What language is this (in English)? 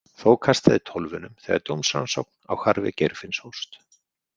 Icelandic